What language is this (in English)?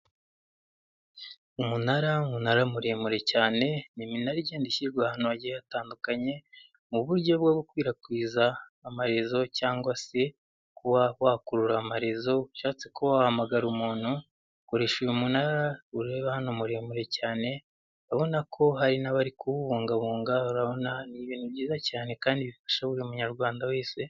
Kinyarwanda